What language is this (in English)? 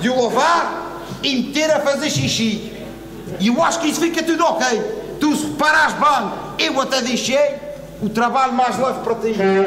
Portuguese